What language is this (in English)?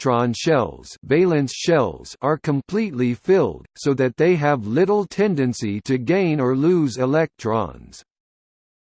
English